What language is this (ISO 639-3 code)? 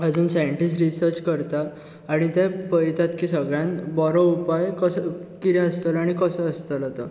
kok